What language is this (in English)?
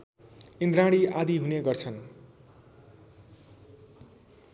Nepali